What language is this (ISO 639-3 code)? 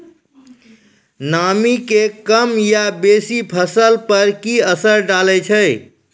mai